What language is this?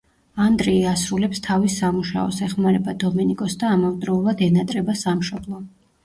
Georgian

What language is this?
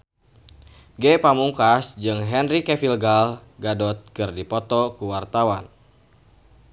Sundanese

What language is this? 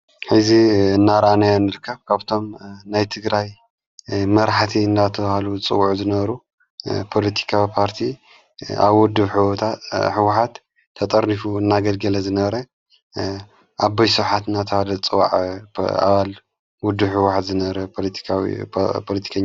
Tigrinya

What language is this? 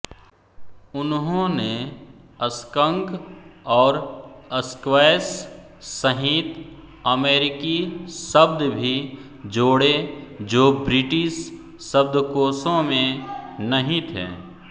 Hindi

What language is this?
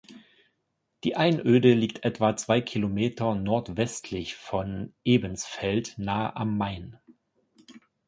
German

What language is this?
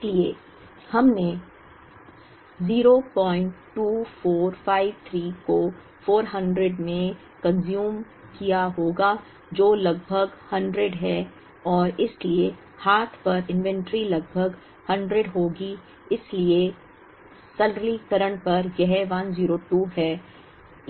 Hindi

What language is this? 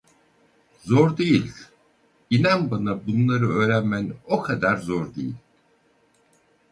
Turkish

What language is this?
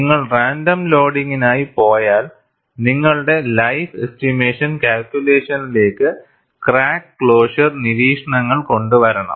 Malayalam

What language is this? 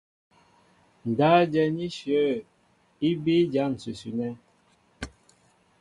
Mbo (Cameroon)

